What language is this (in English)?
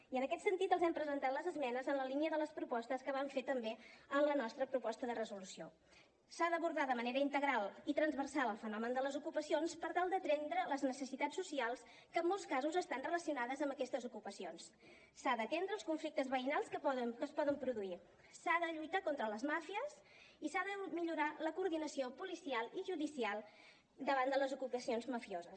Catalan